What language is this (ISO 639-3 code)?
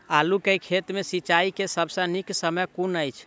mai